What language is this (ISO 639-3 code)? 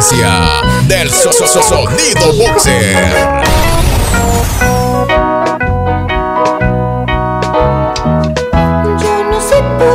ind